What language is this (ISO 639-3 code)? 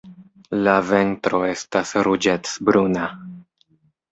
epo